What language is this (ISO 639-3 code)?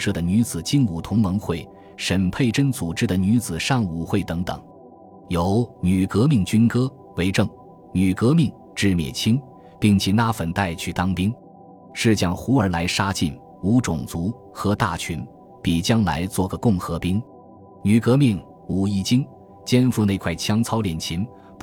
zho